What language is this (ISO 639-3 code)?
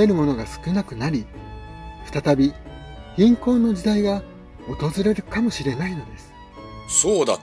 jpn